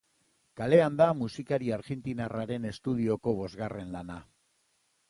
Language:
Basque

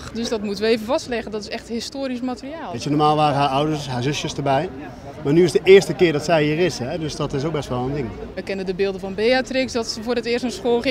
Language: Dutch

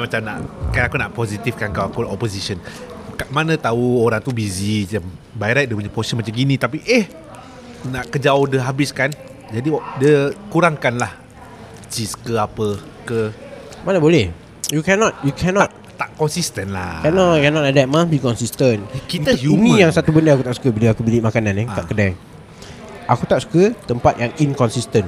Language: Malay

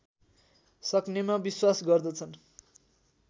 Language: Nepali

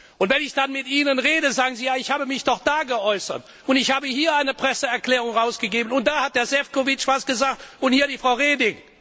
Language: German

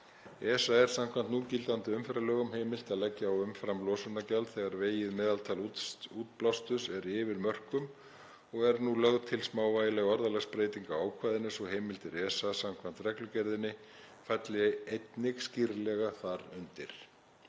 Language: Icelandic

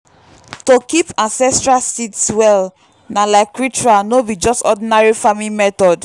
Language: Nigerian Pidgin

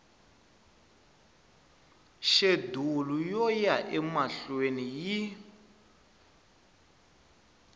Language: Tsonga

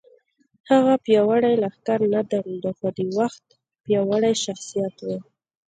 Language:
Pashto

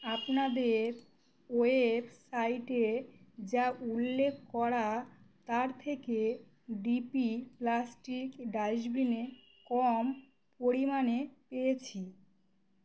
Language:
Bangla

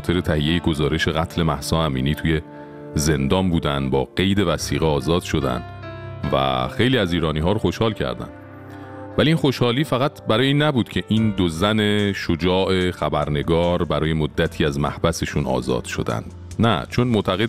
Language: Persian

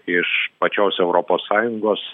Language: Lithuanian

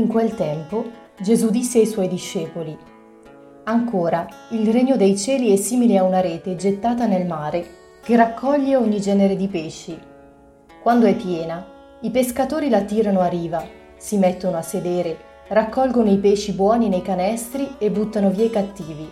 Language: Italian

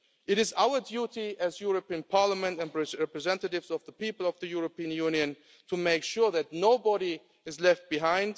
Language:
English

